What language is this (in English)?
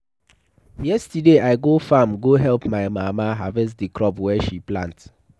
Nigerian Pidgin